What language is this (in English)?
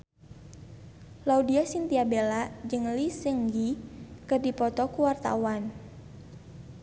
Sundanese